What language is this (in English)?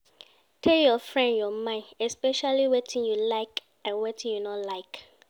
Nigerian Pidgin